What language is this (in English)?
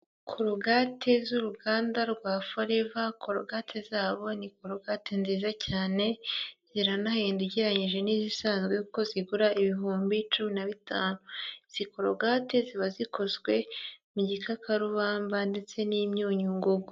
Kinyarwanda